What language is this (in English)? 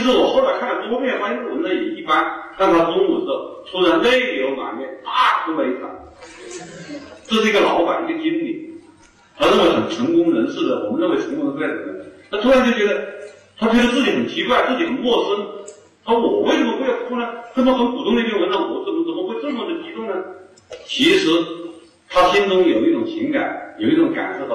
Chinese